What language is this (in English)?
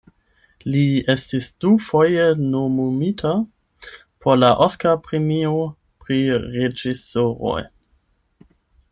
Esperanto